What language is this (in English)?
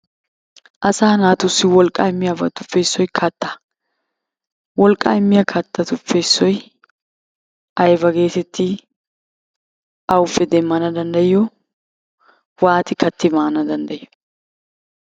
Wolaytta